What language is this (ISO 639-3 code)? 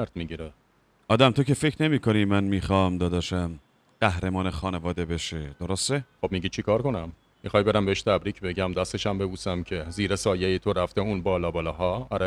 fas